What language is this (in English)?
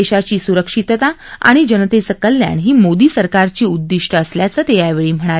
Marathi